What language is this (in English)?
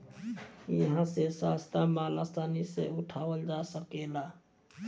Bhojpuri